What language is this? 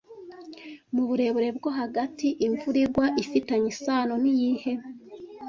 Kinyarwanda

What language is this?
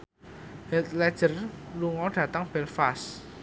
Javanese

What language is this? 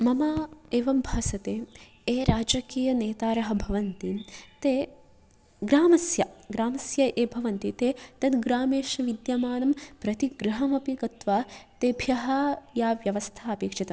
Sanskrit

